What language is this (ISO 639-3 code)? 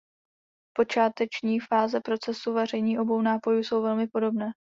ces